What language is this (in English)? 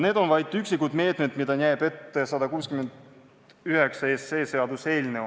Estonian